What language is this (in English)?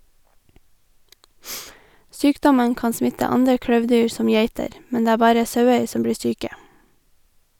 Norwegian